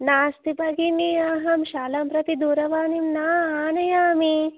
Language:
Sanskrit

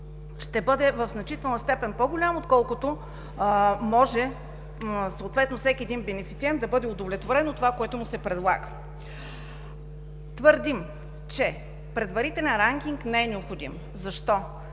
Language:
Bulgarian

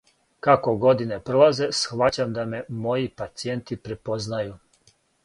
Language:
Serbian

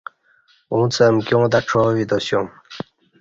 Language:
Kati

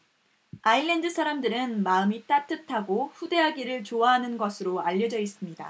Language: Korean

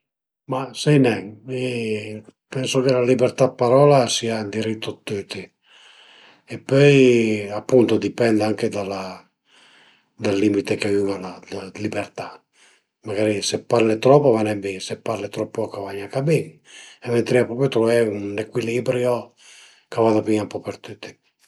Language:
Piedmontese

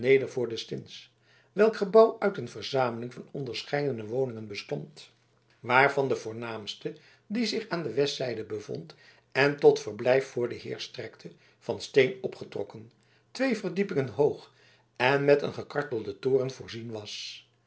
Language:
Dutch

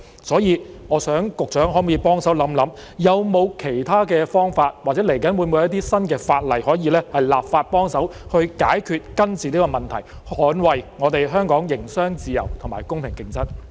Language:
Cantonese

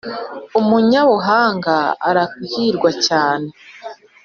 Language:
Kinyarwanda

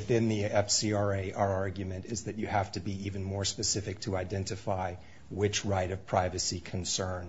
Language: English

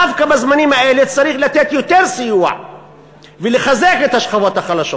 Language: Hebrew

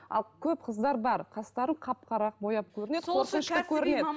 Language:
Kazakh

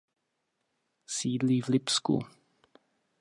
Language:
Czech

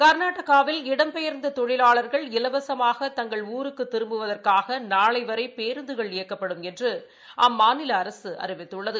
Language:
Tamil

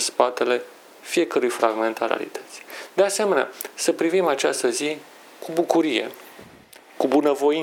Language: Romanian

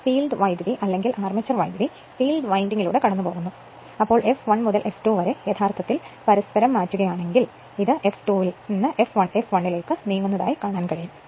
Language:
Malayalam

